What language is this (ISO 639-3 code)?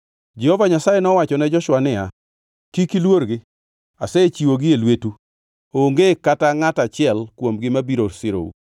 luo